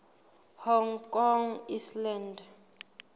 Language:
Southern Sotho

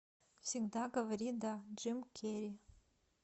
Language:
Russian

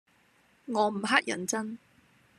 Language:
Cantonese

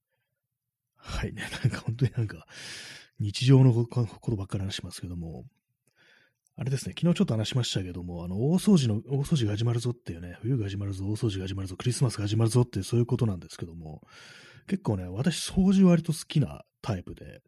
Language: Japanese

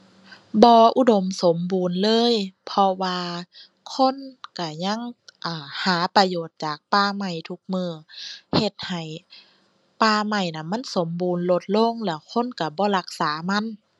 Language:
Thai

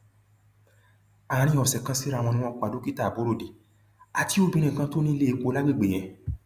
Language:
Yoruba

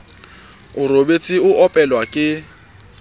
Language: Southern Sotho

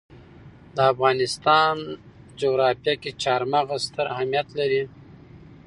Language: Pashto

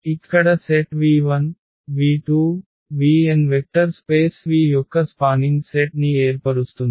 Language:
Telugu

